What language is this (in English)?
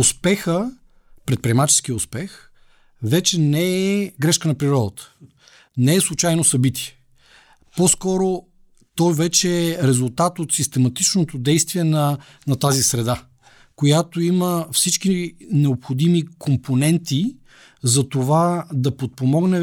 Bulgarian